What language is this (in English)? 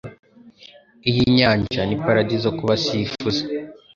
Kinyarwanda